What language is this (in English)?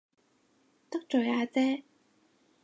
Cantonese